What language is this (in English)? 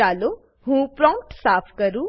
Gujarati